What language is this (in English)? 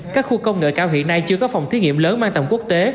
Vietnamese